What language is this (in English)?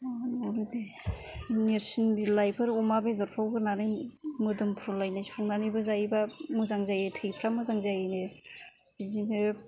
Bodo